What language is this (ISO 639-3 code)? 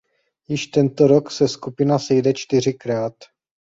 ces